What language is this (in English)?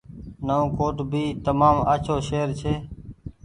Goaria